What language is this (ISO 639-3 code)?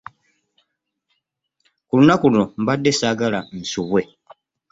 lug